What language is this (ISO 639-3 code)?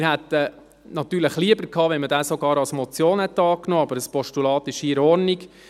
gsw